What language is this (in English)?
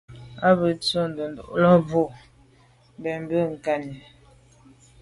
Medumba